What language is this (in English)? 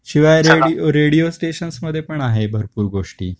Marathi